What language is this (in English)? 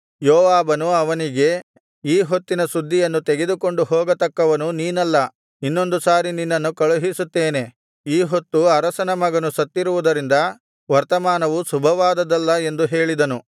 Kannada